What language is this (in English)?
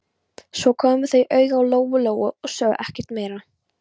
Icelandic